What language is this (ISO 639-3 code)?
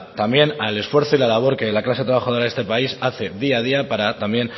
spa